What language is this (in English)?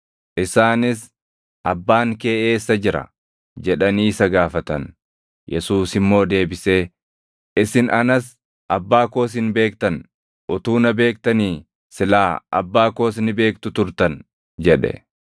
Oromo